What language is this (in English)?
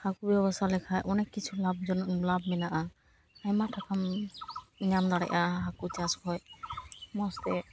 Santali